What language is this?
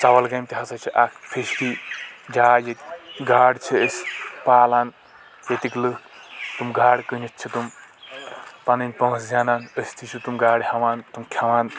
Kashmiri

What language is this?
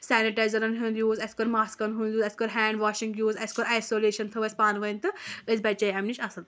Kashmiri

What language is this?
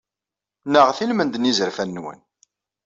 Kabyle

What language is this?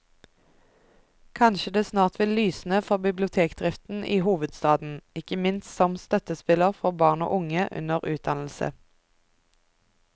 Norwegian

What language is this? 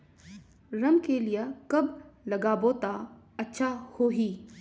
Chhattisgarhi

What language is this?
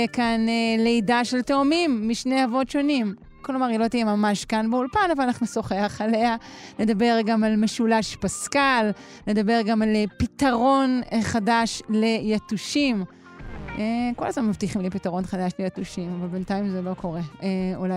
Hebrew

